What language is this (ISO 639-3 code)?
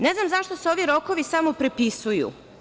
srp